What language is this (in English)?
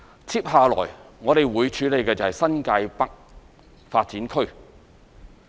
Cantonese